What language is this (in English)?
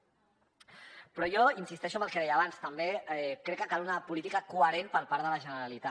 Catalan